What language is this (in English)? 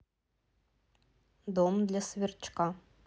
Russian